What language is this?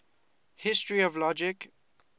English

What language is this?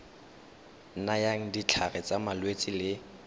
Tswana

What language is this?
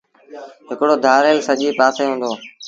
Sindhi Bhil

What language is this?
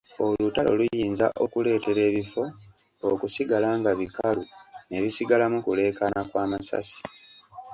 Ganda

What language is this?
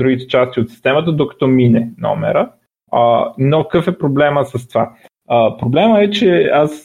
Bulgarian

